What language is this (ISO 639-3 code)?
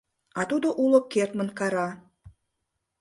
chm